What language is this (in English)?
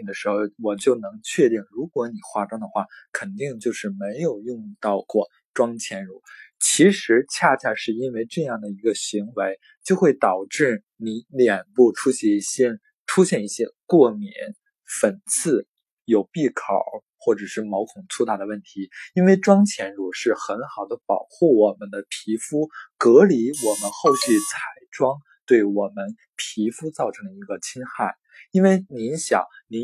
Chinese